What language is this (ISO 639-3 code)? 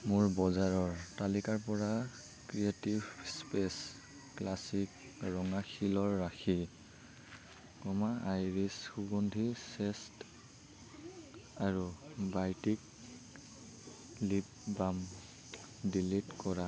asm